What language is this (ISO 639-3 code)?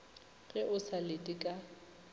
nso